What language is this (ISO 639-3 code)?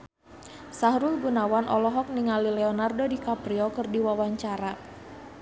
sun